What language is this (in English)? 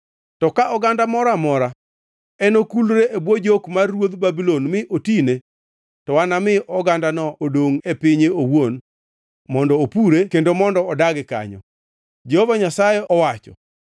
Luo (Kenya and Tanzania)